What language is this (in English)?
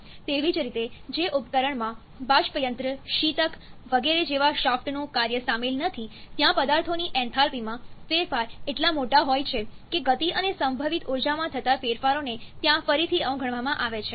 Gujarati